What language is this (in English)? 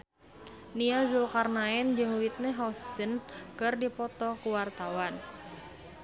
Sundanese